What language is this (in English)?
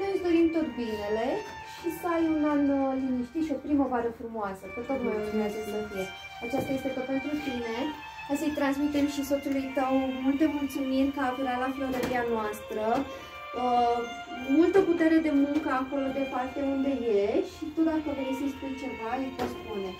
Romanian